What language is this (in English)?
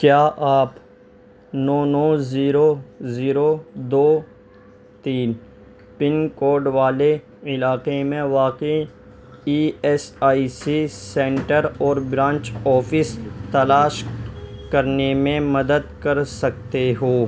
Urdu